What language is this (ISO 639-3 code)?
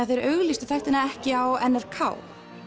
isl